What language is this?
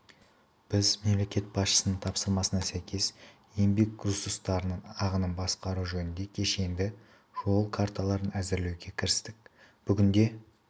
Kazakh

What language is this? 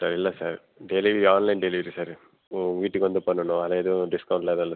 Tamil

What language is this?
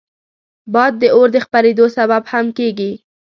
Pashto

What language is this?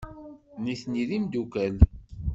Kabyle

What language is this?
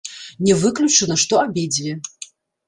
Belarusian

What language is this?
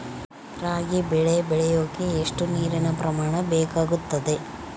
Kannada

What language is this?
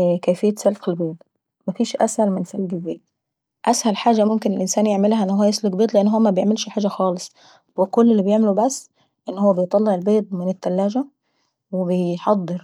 Saidi Arabic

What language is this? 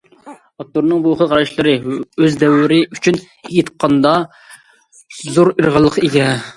Uyghur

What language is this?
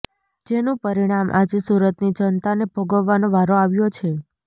Gujarati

